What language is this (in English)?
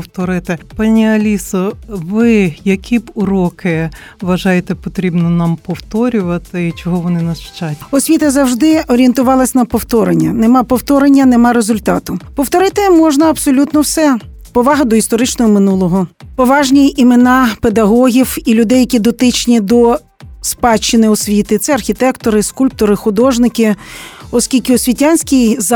Ukrainian